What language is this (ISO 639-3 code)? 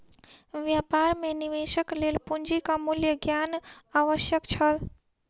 mai